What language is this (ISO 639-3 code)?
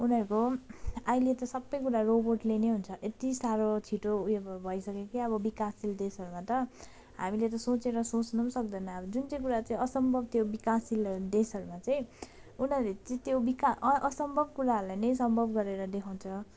nep